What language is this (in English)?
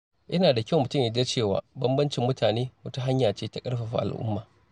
Hausa